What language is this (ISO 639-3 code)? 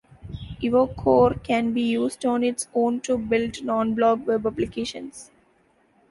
eng